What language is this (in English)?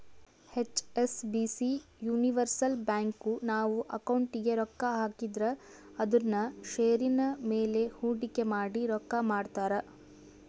Kannada